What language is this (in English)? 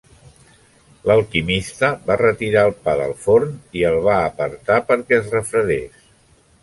Catalan